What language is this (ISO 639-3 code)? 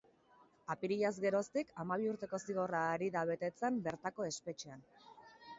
eus